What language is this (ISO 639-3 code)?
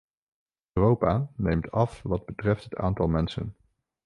nld